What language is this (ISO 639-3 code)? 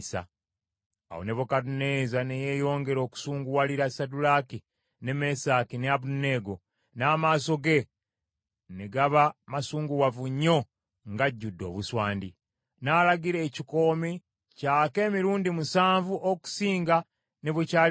lug